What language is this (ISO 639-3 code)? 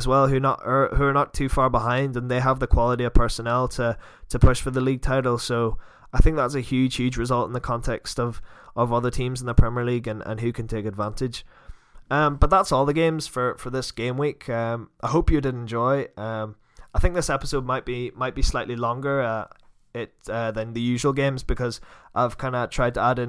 eng